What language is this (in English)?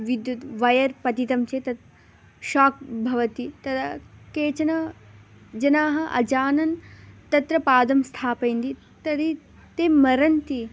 Sanskrit